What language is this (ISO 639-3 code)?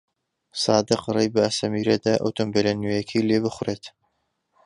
ckb